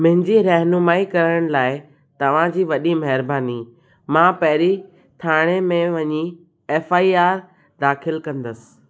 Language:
Sindhi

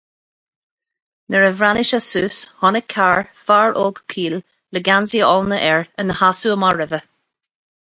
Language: Irish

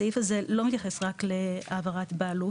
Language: Hebrew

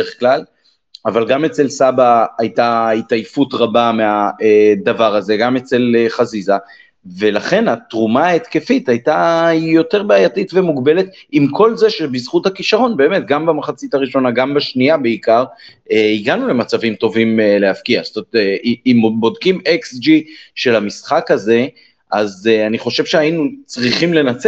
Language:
Hebrew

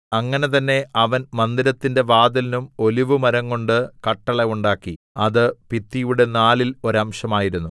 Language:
Malayalam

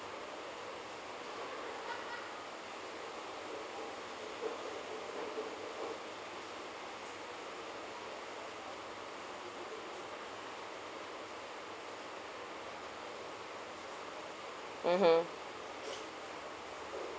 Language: English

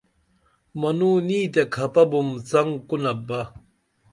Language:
Dameli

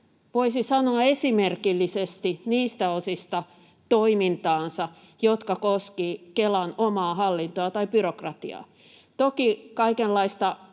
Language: Finnish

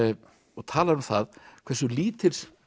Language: Icelandic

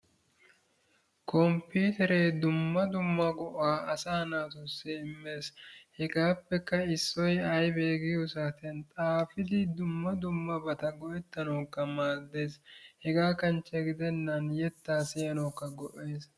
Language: Wolaytta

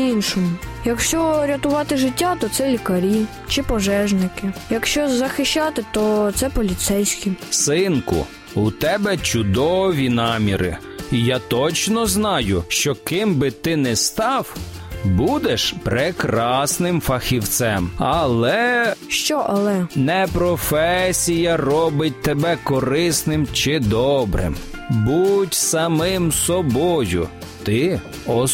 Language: Ukrainian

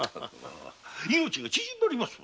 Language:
Japanese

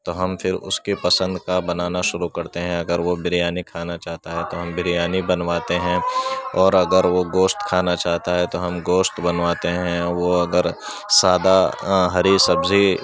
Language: Urdu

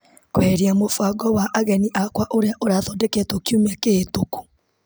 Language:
Kikuyu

